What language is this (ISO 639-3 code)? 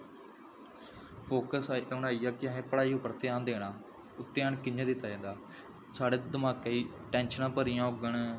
doi